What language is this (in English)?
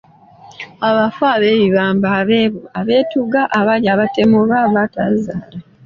Ganda